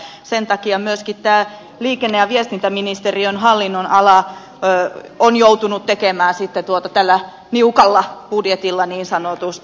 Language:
Finnish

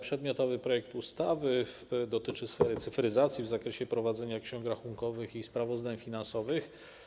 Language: Polish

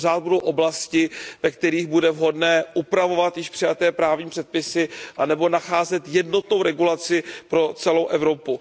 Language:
Czech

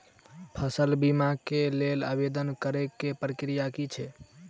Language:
Maithili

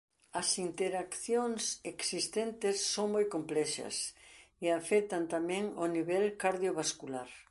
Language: Galician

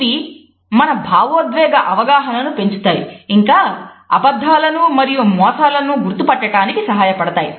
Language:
Telugu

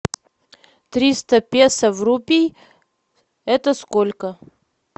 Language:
Russian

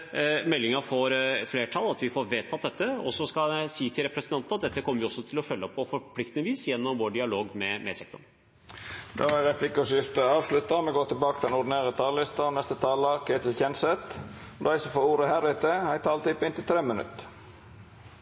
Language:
Norwegian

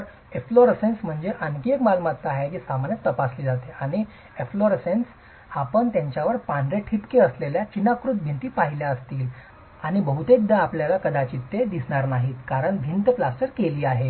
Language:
Marathi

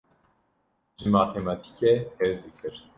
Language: Kurdish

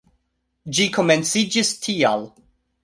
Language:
Esperanto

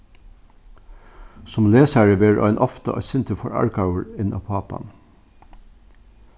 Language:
Faroese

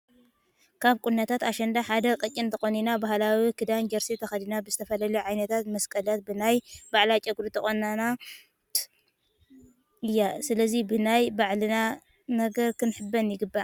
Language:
Tigrinya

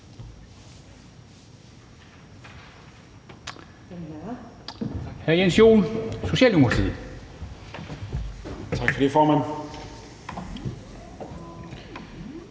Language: Danish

